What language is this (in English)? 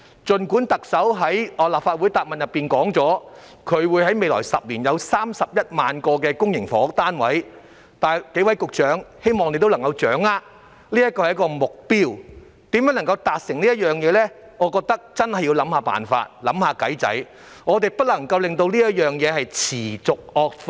Cantonese